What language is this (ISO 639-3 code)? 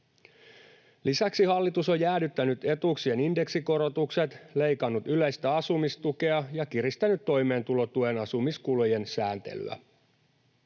fin